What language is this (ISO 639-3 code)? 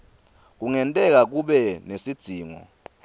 ssw